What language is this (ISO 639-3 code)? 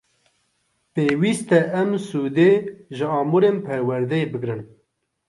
kur